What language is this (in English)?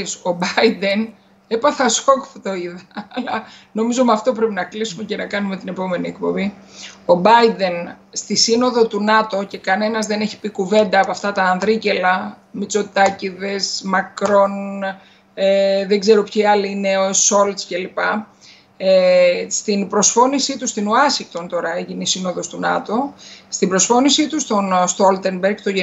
Greek